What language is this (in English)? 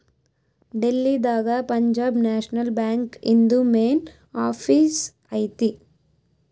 Kannada